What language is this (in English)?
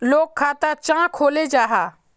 Magahi